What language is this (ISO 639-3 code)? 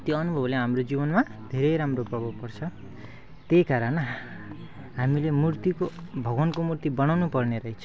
nep